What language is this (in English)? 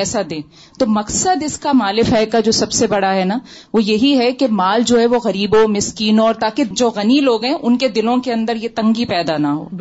Urdu